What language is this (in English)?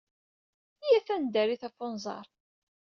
Kabyle